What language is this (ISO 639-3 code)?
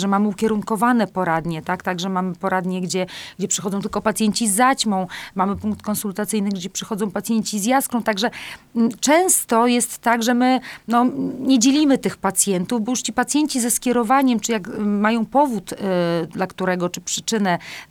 pol